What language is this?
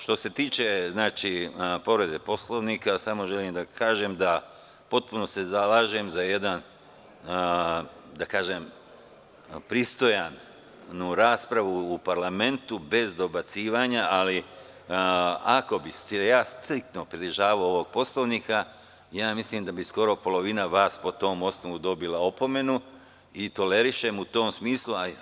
Serbian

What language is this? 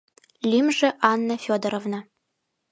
Mari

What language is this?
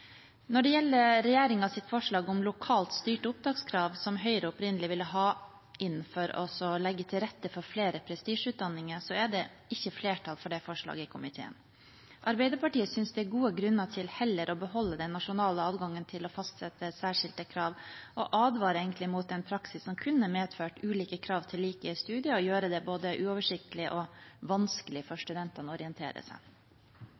Norwegian Bokmål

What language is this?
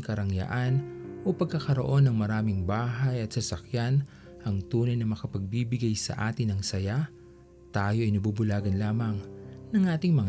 Filipino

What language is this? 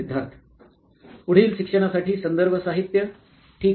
Marathi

